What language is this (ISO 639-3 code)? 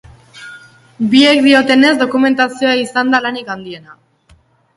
eus